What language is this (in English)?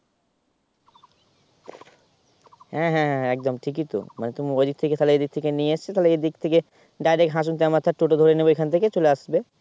Bangla